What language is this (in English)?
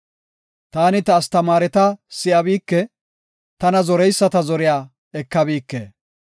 Gofa